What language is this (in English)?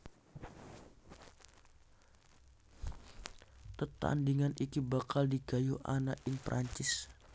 Javanese